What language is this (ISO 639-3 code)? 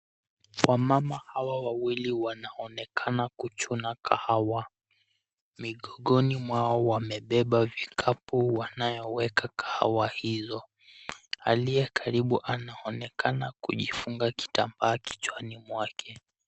swa